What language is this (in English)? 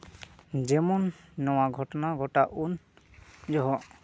Santali